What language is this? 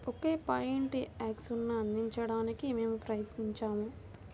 Telugu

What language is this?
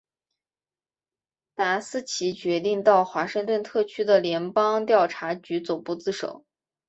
Chinese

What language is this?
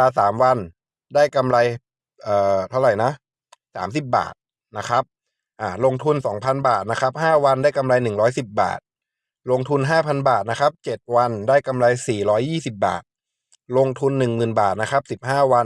Thai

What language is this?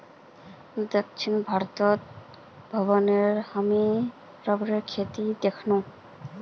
Magahi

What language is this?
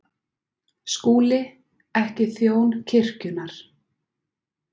Icelandic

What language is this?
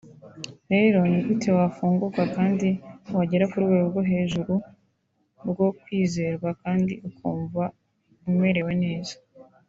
Kinyarwanda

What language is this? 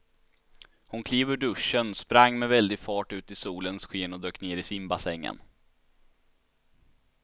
Swedish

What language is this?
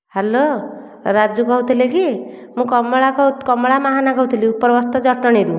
Odia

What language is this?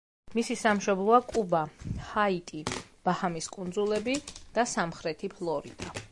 Georgian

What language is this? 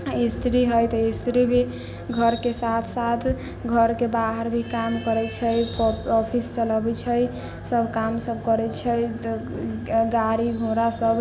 Maithili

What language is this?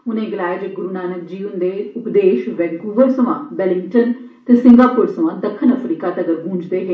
Dogri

